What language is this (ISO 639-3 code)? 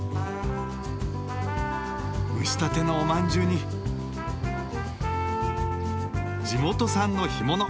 jpn